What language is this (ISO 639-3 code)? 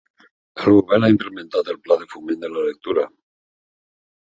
cat